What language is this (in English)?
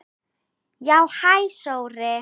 Icelandic